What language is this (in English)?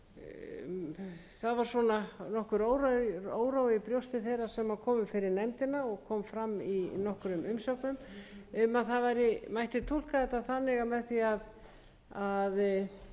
Icelandic